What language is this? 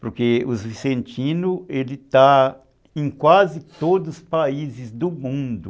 Portuguese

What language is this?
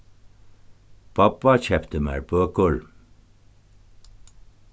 Faroese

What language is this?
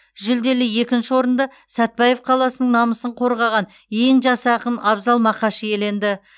Kazakh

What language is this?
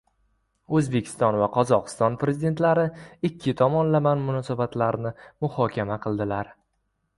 Uzbek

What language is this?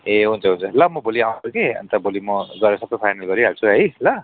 Nepali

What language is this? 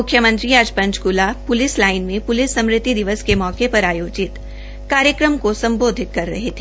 Hindi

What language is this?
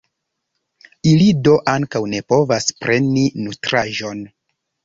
Esperanto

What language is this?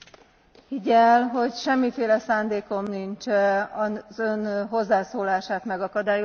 Hungarian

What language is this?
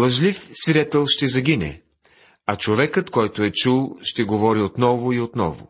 Bulgarian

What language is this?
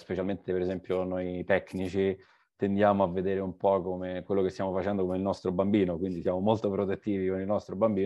Italian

